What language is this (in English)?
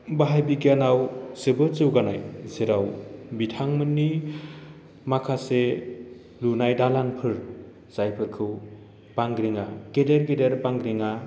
Bodo